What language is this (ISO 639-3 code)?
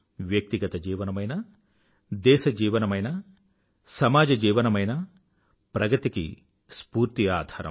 tel